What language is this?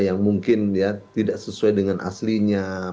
Indonesian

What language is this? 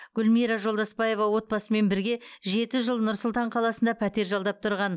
Kazakh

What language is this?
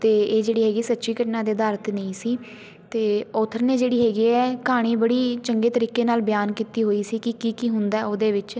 Punjabi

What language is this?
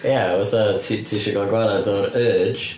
Welsh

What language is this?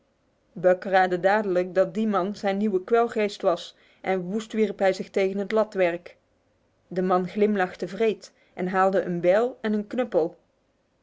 Dutch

